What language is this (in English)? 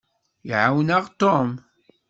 Kabyle